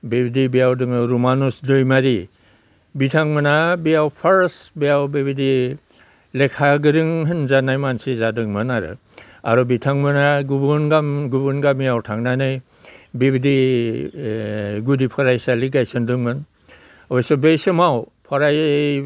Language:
Bodo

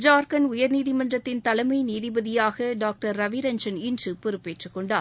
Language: Tamil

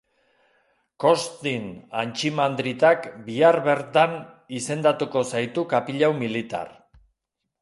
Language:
Basque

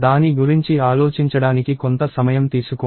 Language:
Telugu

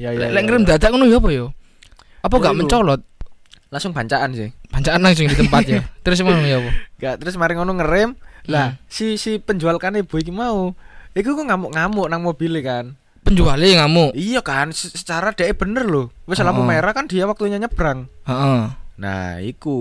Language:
Indonesian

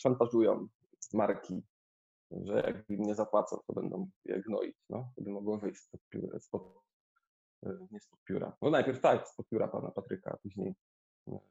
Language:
Polish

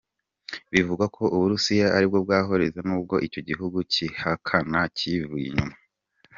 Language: Kinyarwanda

